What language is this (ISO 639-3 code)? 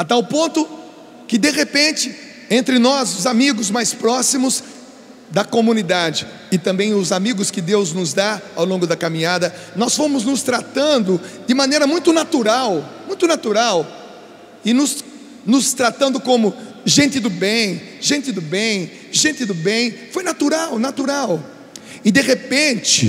por